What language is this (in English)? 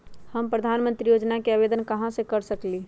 Magahi